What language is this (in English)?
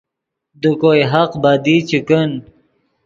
Yidgha